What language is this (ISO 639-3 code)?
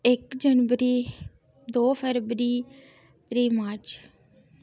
doi